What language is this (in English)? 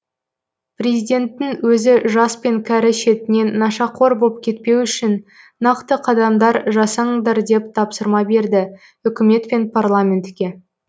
Kazakh